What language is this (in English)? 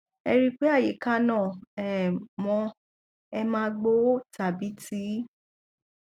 Yoruba